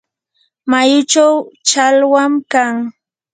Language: Yanahuanca Pasco Quechua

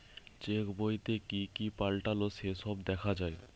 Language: Bangla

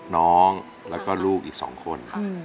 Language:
Thai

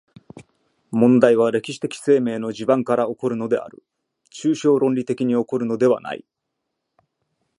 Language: Japanese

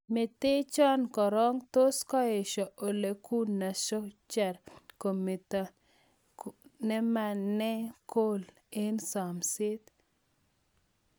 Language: Kalenjin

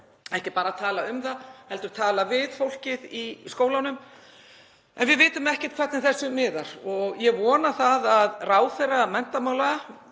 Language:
Icelandic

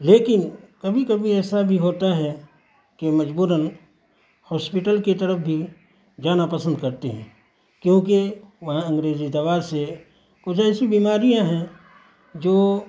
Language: Urdu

